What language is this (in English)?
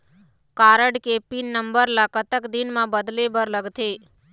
Chhattisgarhi